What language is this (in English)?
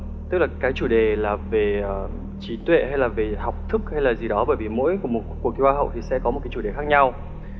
Vietnamese